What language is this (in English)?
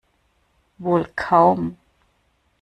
German